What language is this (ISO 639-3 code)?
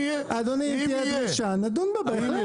heb